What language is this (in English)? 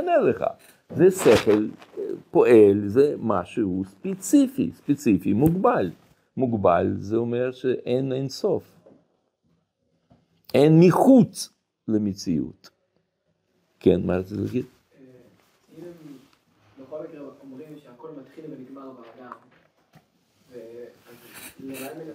Hebrew